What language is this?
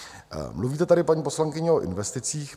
Czech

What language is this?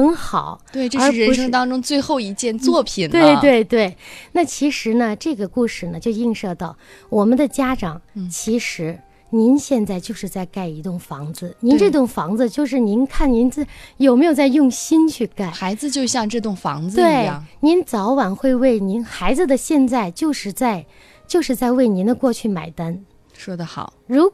Chinese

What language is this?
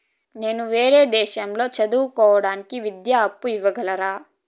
Telugu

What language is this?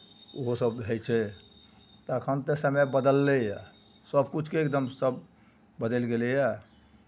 Maithili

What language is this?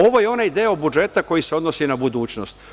Serbian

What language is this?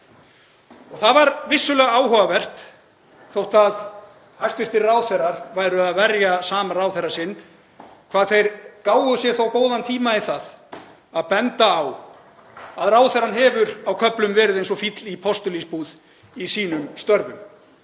Icelandic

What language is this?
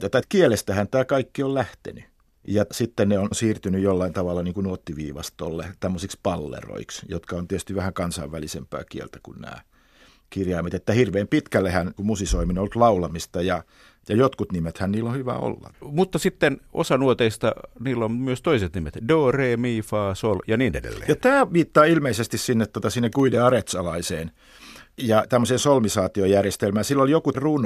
Finnish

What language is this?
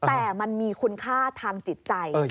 Thai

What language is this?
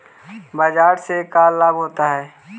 Magahi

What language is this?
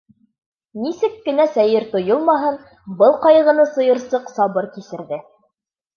Bashkir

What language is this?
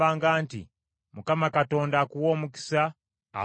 Ganda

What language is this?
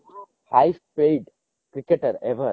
Odia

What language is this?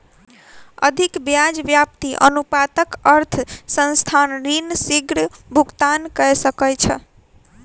Maithili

